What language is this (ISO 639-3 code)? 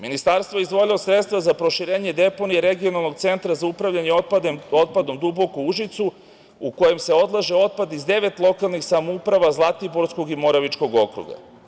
srp